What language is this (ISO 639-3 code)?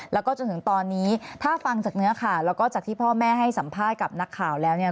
tha